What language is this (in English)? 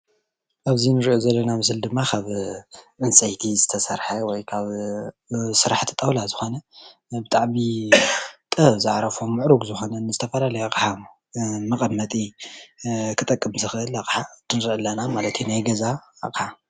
Tigrinya